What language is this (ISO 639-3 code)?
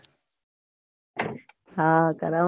guj